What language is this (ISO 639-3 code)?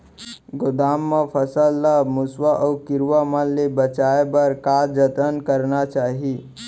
hne